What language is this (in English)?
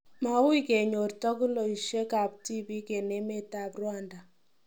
Kalenjin